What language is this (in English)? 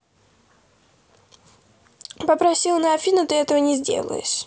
Russian